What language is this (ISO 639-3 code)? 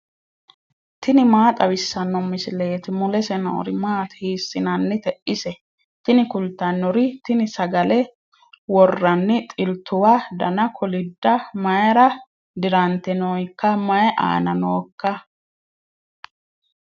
sid